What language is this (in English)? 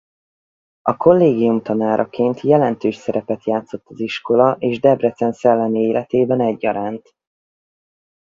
Hungarian